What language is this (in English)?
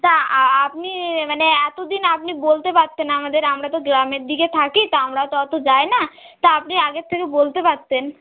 Bangla